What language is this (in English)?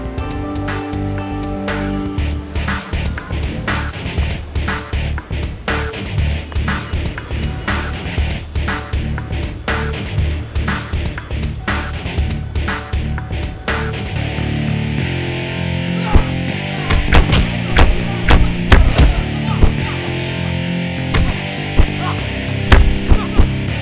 Indonesian